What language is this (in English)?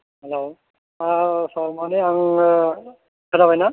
Bodo